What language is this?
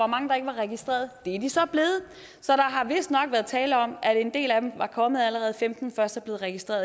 Danish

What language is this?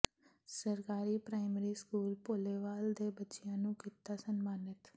Punjabi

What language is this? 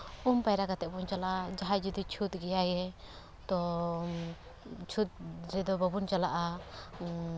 Santali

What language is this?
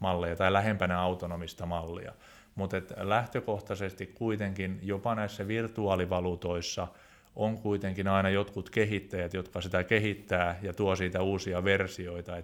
Finnish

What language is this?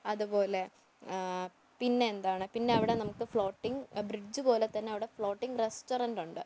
Malayalam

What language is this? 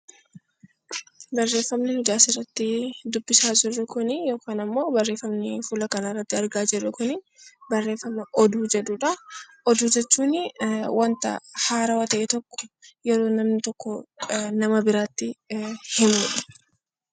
Oromo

